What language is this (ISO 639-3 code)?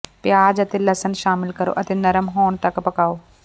pan